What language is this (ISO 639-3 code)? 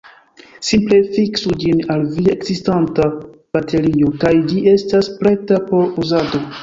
epo